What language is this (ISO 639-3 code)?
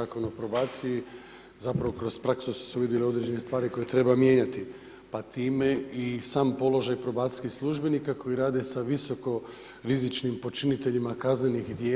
hrv